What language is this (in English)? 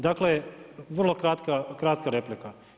Croatian